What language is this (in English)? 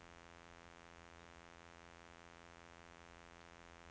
Norwegian